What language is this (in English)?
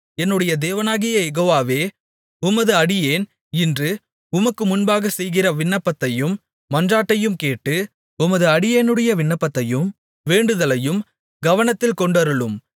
Tamil